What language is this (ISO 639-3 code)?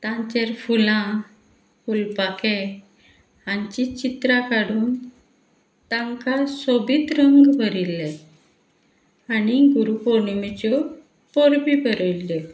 kok